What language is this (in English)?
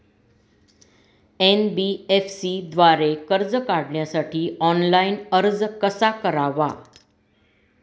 Marathi